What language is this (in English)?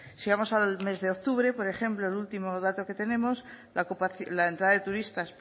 Spanish